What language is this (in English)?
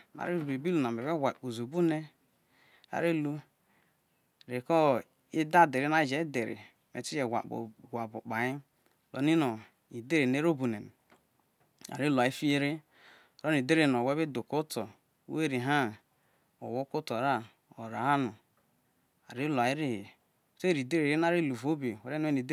Isoko